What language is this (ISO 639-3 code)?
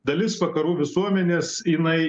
lit